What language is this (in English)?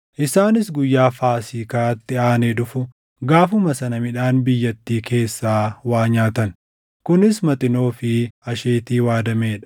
Oromo